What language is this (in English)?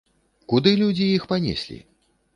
Belarusian